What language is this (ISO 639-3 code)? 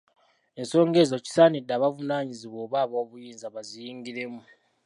lug